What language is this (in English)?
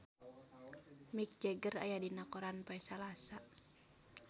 Sundanese